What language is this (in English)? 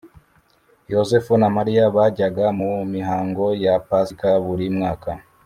Kinyarwanda